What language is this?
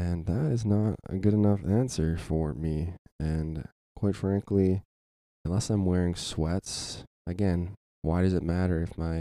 English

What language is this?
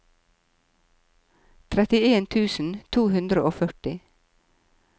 Norwegian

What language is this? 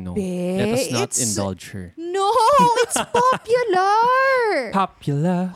Filipino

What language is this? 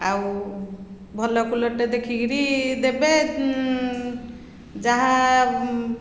Odia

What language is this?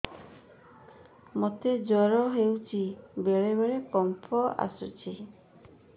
Odia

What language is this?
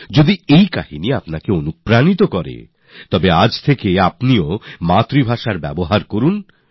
Bangla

